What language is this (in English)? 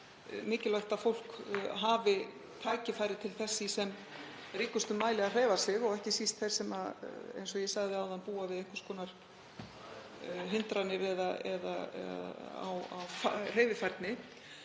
Icelandic